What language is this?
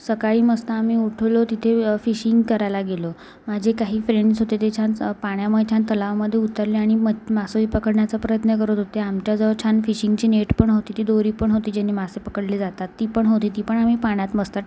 Marathi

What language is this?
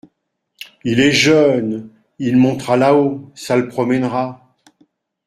French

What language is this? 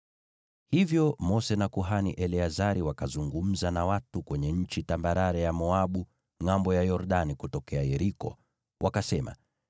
Swahili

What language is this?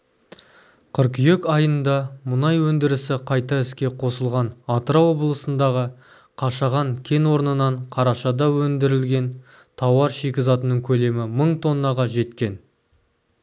Kazakh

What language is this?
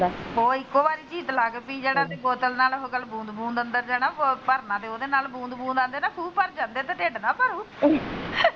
Punjabi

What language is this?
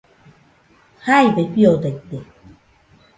Nüpode Huitoto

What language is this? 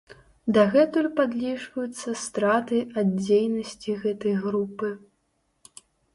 Belarusian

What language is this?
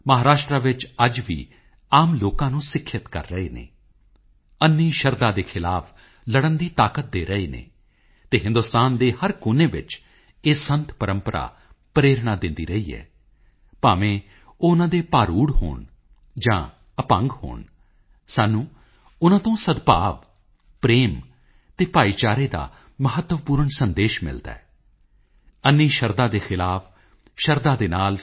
Punjabi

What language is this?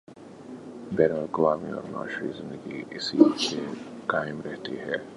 Urdu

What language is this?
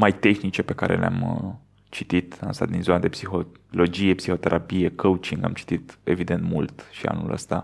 Romanian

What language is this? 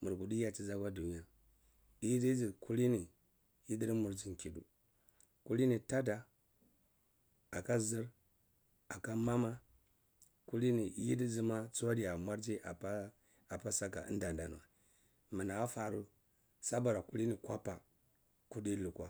Cibak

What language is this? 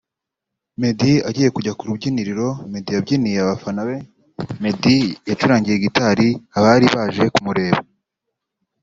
Kinyarwanda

